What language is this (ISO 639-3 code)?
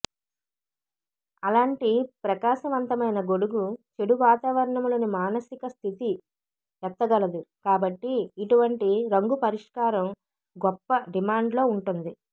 tel